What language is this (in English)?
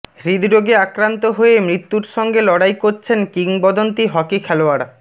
Bangla